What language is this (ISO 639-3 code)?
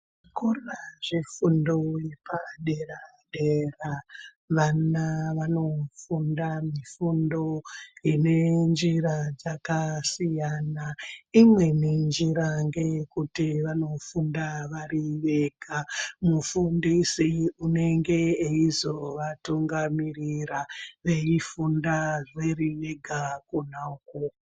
ndc